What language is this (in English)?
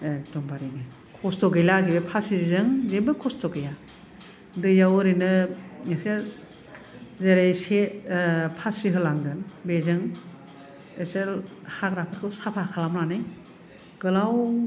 Bodo